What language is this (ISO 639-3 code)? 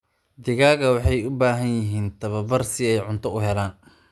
som